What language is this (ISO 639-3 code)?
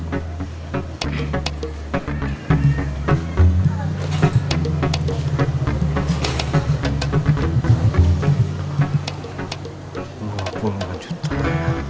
ind